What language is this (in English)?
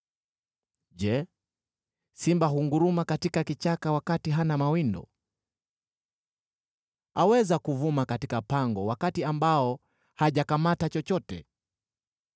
Swahili